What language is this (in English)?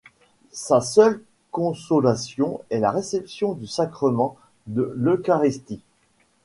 French